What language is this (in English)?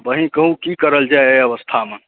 Maithili